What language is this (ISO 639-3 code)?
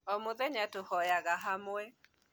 kik